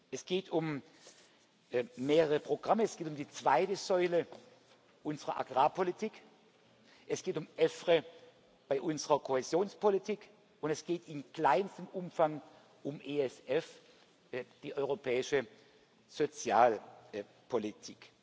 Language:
German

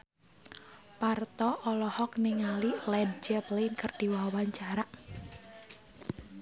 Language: Sundanese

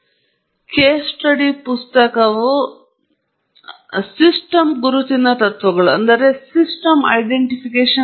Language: Kannada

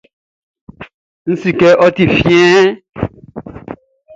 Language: Baoulé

